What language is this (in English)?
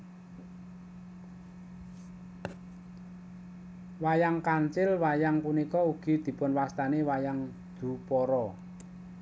Javanese